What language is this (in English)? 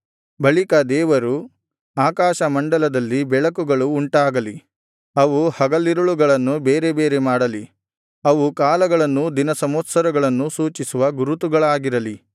Kannada